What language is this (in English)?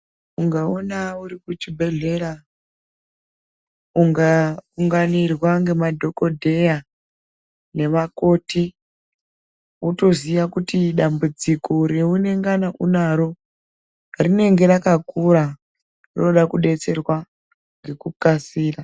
Ndau